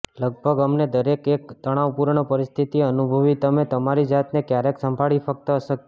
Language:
Gujarati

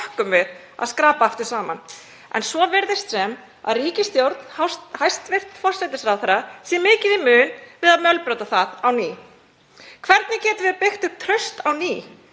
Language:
Icelandic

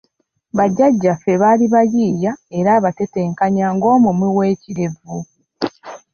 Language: Ganda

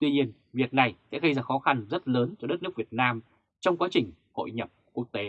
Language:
Vietnamese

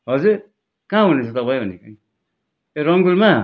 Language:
Nepali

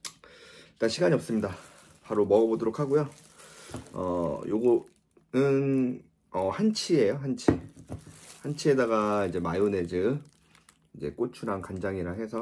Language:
Korean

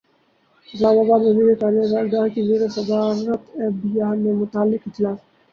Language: Urdu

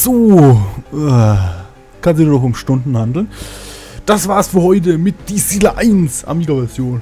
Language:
German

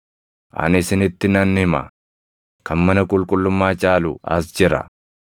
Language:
Oromo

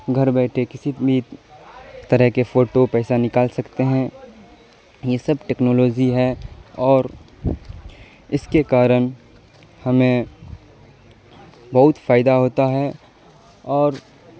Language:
Urdu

